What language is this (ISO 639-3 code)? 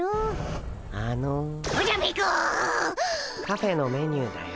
jpn